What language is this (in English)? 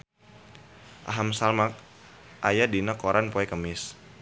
Sundanese